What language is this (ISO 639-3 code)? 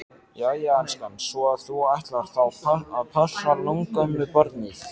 isl